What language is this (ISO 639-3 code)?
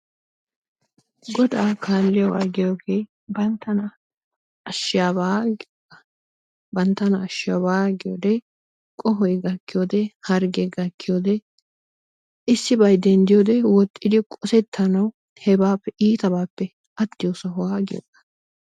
wal